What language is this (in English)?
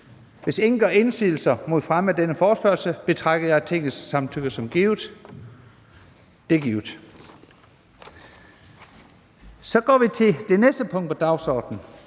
Danish